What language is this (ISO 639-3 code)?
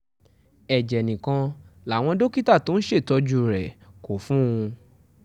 yor